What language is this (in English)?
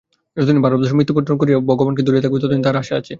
Bangla